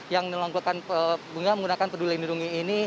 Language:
Indonesian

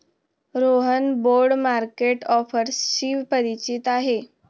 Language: Marathi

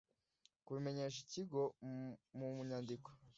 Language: Kinyarwanda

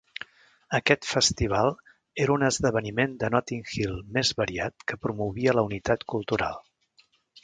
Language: Catalan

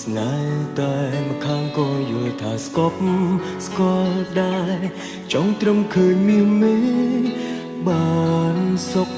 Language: Thai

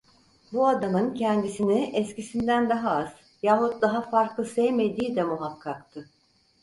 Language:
Turkish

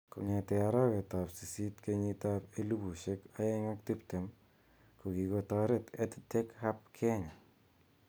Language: Kalenjin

